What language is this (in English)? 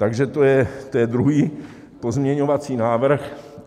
Czech